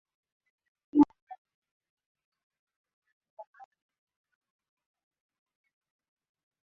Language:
Swahili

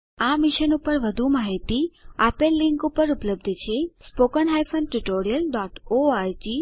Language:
Gujarati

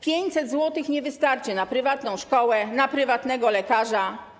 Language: Polish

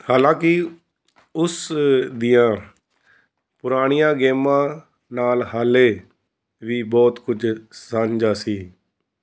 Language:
Punjabi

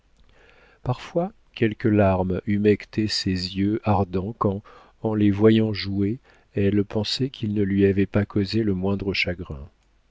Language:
French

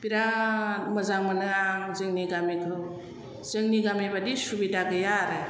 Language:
Bodo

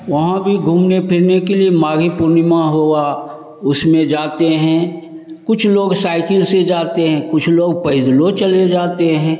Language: Hindi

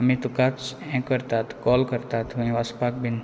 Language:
Konkani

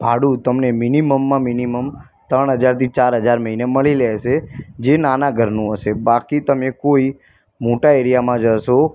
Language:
Gujarati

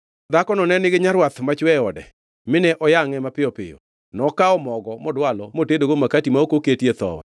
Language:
Luo (Kenya and Tanzania)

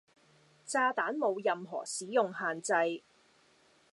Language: Cantonese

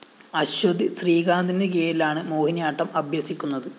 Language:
Malayalam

